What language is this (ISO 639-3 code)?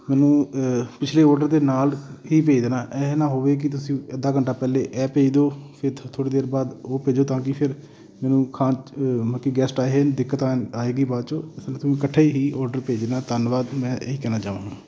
pan